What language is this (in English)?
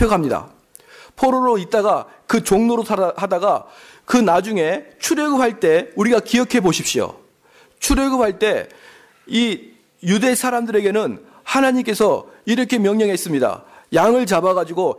Korean